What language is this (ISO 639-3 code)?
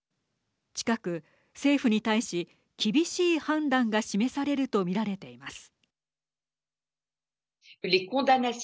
jpn